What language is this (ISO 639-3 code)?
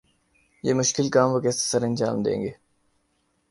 urd